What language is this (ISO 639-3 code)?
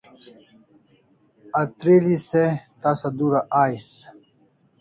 kls